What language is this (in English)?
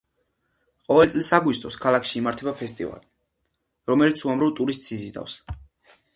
Georgian